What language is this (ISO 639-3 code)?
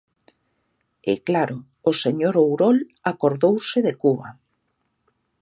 glg